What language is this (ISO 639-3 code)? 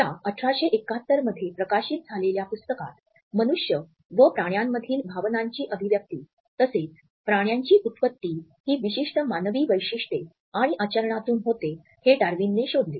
mar